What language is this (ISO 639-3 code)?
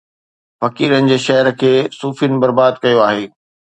snd